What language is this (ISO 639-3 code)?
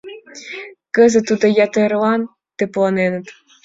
chm